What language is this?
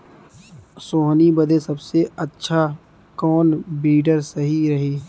Bhojpuri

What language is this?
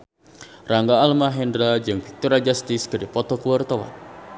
Sundanese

